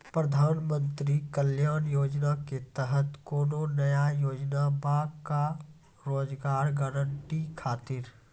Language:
Maithili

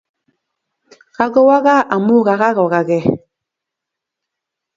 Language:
Kalenjin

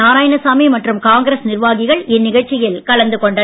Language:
Tamil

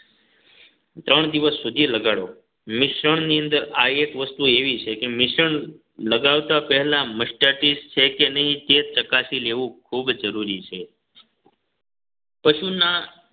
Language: Gujarati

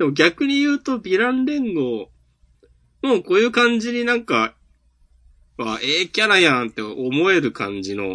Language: Japanese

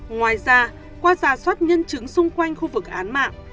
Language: Vietnamese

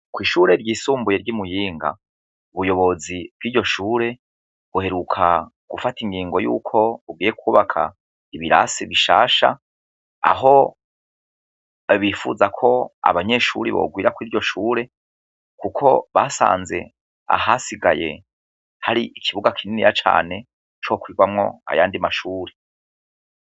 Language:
Rundi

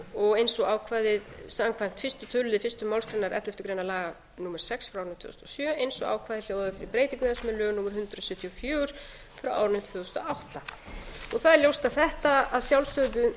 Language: Icelandic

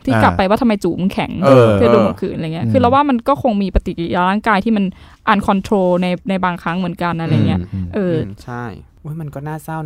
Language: Thai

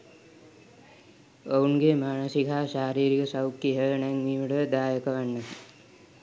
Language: Sinhala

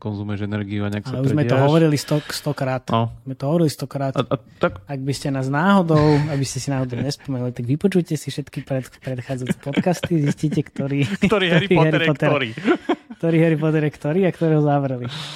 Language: Slovak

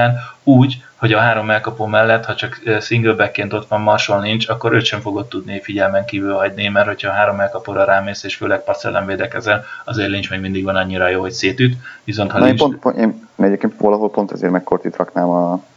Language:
Hungarian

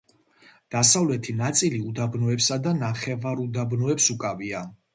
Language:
Georgian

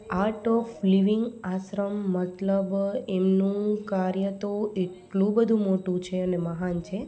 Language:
Gujarati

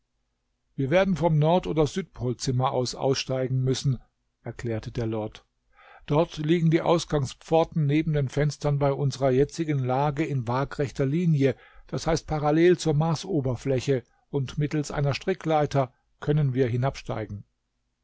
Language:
German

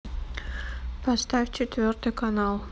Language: Russian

